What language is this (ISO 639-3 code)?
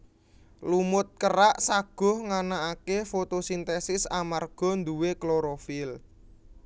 jav